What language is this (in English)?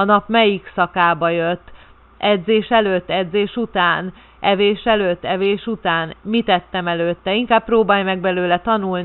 Hungarian